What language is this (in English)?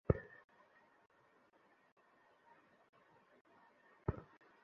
Bangla